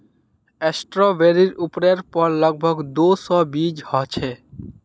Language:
Magahi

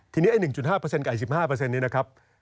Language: Thai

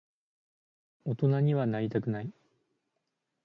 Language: Japanese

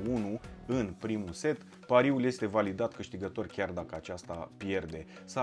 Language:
Romanian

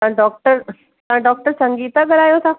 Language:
Sindhi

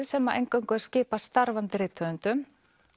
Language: Icelandic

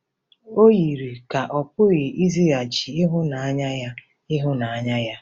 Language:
Igbo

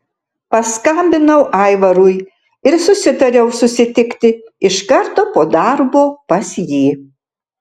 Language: Lithuanian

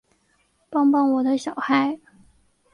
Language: Chinese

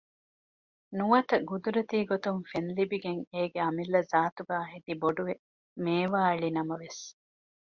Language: Divehi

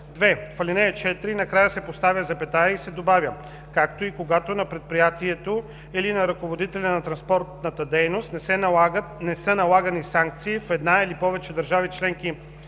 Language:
Bulgarian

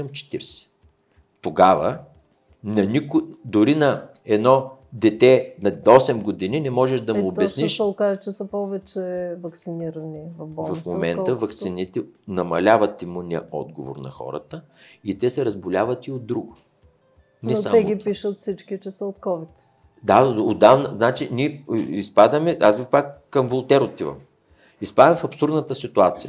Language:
Bulgarian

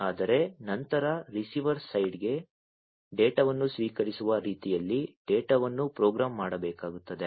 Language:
Kannada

